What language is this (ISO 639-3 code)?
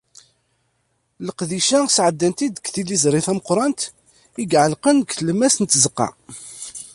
kab